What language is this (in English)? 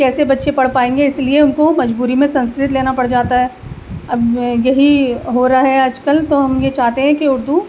Urdu